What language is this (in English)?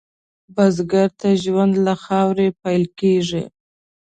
Pashto